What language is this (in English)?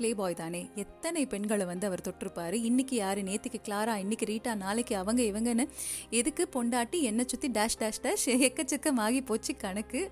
Tamil